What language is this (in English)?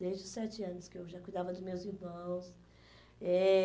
Portuguese